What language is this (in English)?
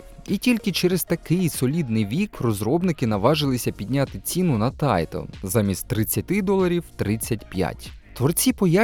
Ukrainian